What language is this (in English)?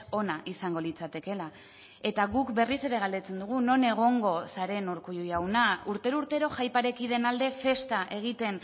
Basque